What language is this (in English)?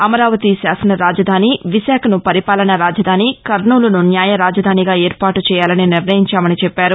Telugu